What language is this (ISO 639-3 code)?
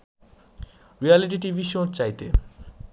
ben